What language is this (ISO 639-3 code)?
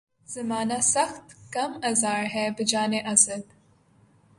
urd